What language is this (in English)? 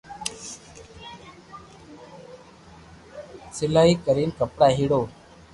Loarki